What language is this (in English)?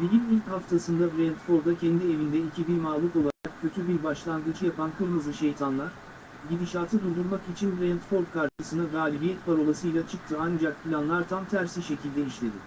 Turkish